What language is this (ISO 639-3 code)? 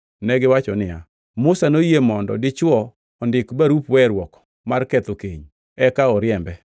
luo